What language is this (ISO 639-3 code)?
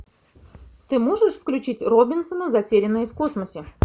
rus